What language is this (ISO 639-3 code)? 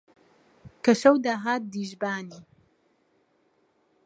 ckb